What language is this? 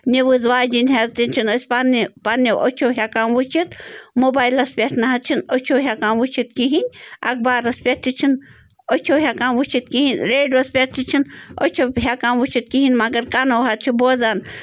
Kashmiri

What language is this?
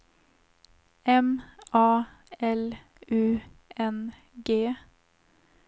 Swedish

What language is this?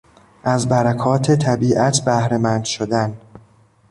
Persian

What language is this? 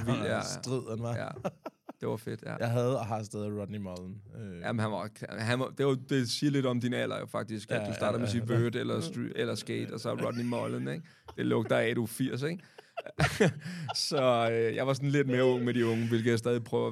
Danish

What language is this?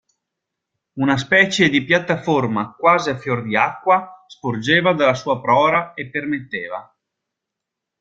Italian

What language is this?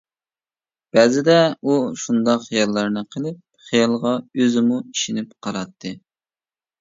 Uyghur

